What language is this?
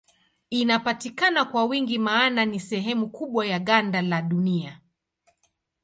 Swahili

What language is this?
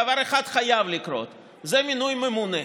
Hebrew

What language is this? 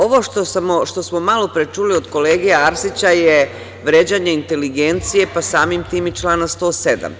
Serbian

